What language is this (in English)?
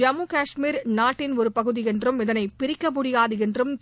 Tamil